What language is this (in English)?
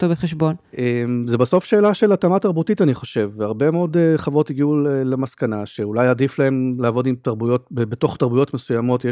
Hebrew